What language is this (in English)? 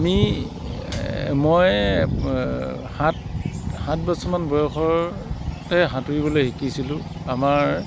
Assamese